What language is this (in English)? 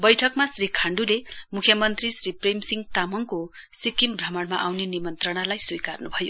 Nepali